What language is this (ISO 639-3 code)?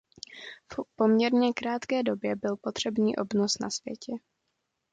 ces